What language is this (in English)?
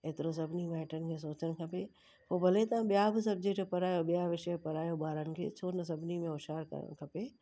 Sindhi